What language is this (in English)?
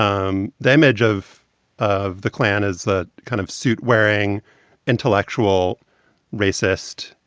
English